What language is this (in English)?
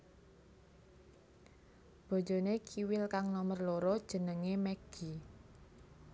Javanese